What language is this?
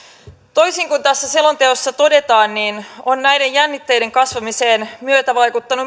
Finnish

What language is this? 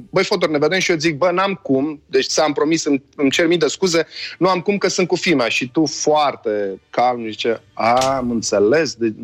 Romanian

